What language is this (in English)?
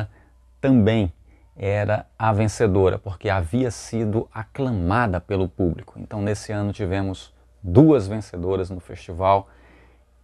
Portuguese